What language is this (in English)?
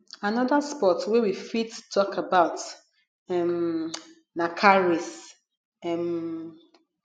Nigerian Pidgin